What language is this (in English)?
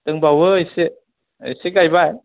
Bodo